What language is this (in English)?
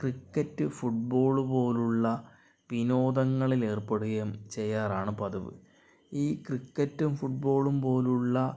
Malayalam